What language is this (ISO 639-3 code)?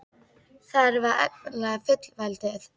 isl